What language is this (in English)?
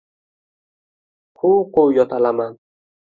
Uzbek